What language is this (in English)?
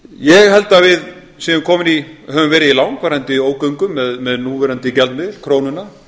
Icelandic